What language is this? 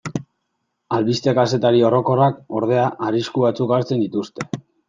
Basque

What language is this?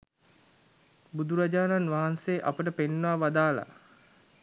Sinhala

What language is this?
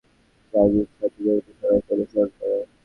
Bangla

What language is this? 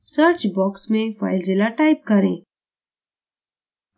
Hindi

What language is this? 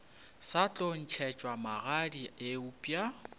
Northern Sotho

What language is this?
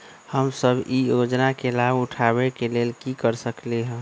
Magahi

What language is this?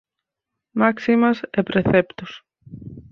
Galician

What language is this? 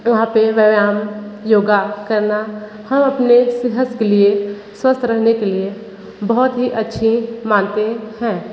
Hindi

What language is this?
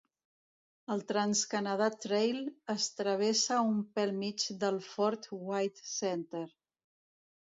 Catalan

